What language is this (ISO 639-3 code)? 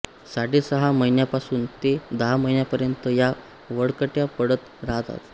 mar